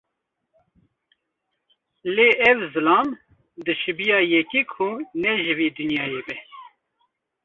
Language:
Kurdish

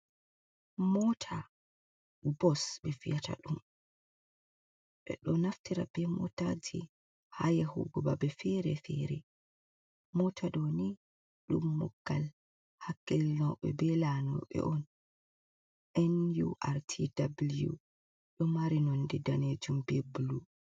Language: Fula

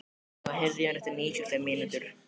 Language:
Icelandic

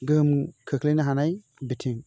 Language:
Bodo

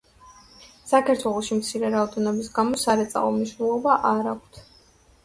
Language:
Georgian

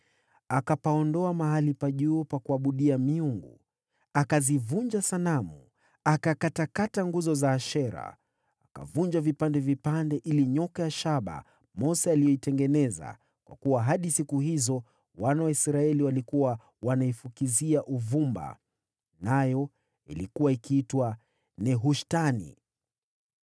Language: Swahili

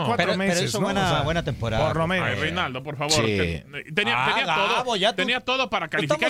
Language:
Spanish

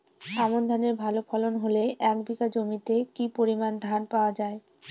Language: Bangla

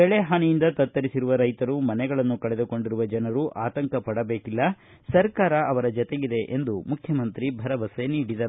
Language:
Kannada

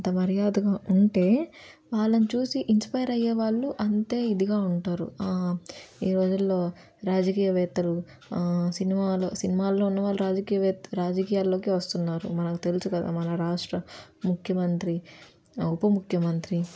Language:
Telugu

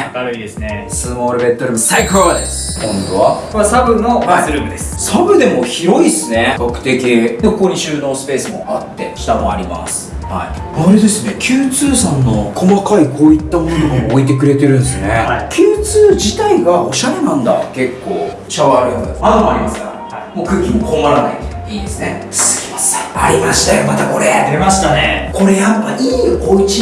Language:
Japanese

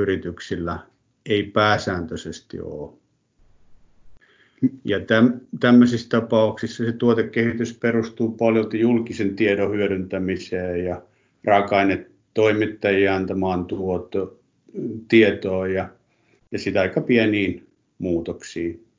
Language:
Finnish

